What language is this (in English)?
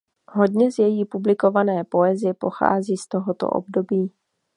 Czech